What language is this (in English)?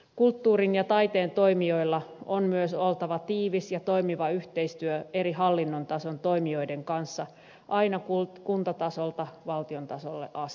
Finnish